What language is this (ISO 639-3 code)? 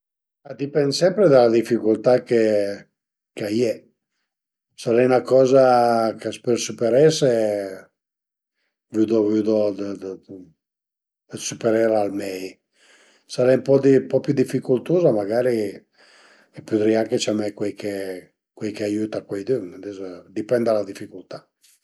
pms